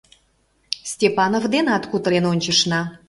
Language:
Mari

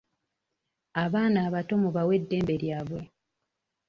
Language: Ganda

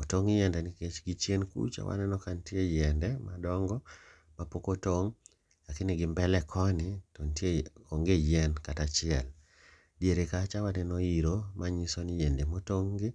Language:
Luo (Kenya and Tanzania)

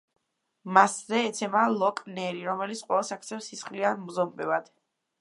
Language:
Georgian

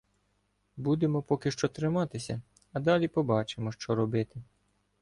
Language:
Ukrainian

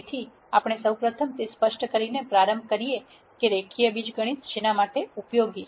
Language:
Gujarati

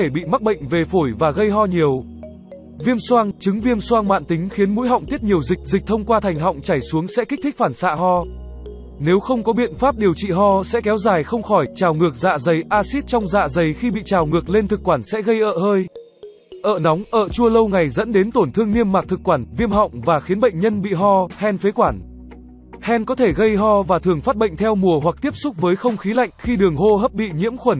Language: Vietnamese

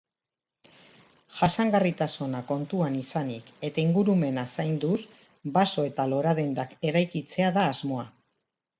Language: Basque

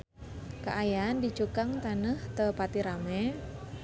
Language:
Sundanese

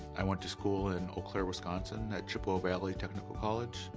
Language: English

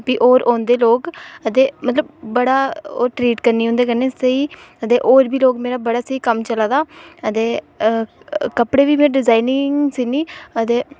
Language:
Dogri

